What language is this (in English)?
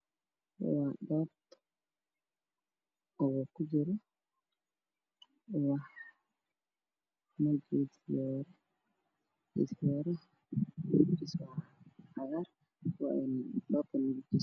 Somali